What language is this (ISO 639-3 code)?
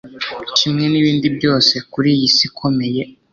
kin